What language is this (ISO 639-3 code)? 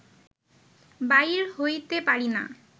ben